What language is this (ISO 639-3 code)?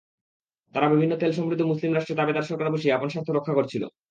ben